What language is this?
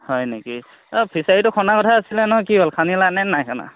Assamese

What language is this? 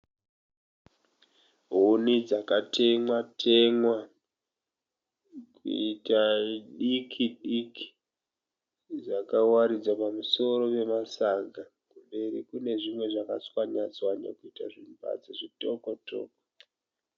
Shona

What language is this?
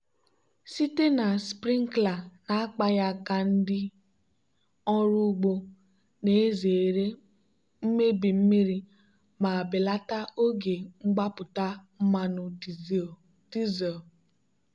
Igbo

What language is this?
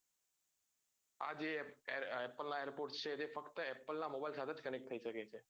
Gujarati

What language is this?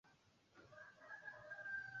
Swahili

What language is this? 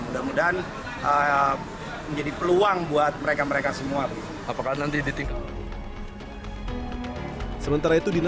Indonesian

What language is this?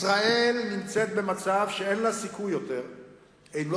Hebrew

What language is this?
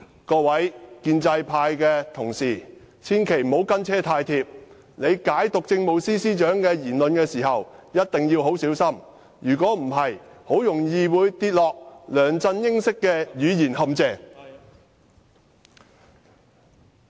Cantonese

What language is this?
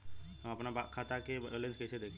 Bhojpuri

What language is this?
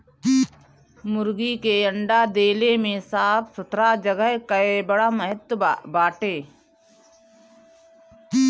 Bhojpuri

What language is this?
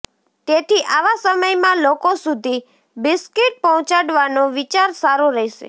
Gujarati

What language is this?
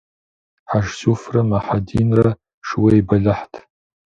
Kabardian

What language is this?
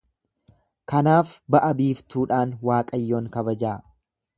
Oromo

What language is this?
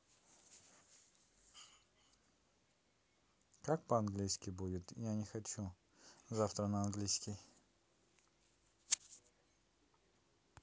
Russian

